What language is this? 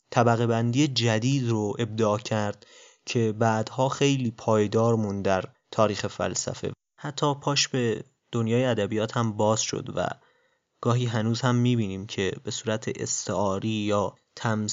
Persian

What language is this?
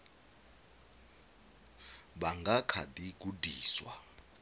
Venda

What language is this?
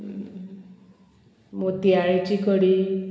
Konkani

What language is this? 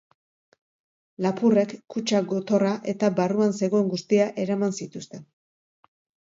Basque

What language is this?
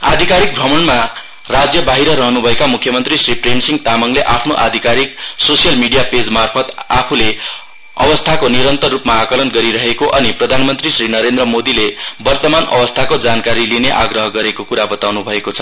Nepali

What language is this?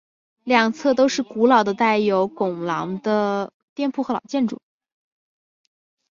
Chinese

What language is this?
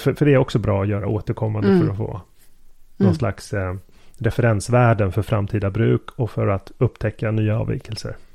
Swedish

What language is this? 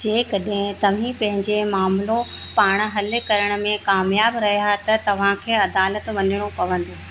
Sindhi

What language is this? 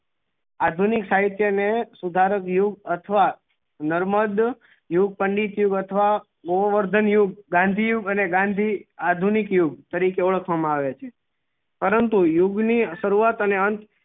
Gujarati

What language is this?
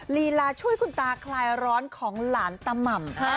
Thai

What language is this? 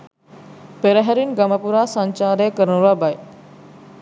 Sinhala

